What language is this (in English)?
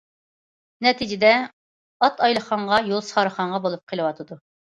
Uyghur